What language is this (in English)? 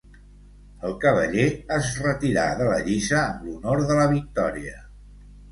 Catalan